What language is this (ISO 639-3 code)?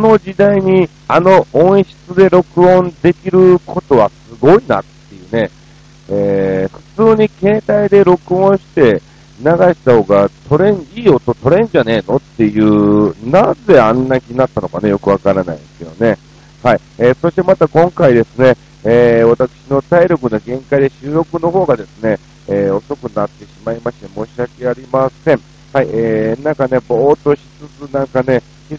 jpn